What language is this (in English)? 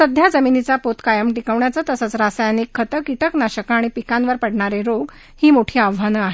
Marathi